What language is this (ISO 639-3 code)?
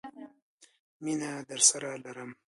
pus